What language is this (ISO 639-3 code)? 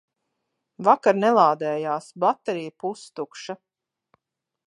lav